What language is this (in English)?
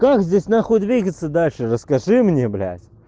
Russian